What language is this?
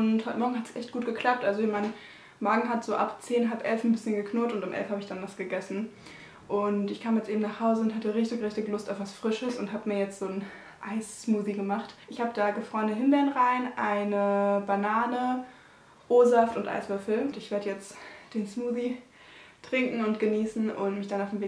German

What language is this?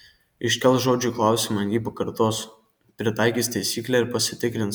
Lithuanian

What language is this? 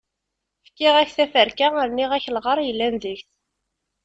Kabyle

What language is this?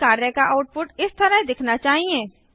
Hindi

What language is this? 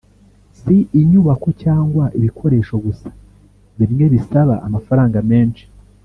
Kinyarwanda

